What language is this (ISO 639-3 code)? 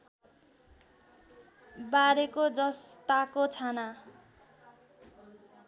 nep